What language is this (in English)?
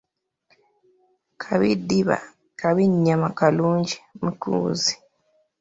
Ganda